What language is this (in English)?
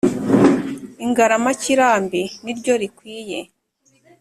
Kinyarwanda